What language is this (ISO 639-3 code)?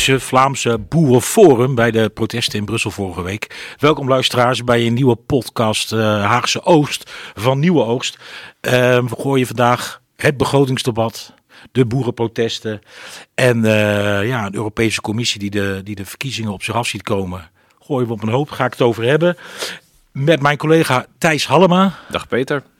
nld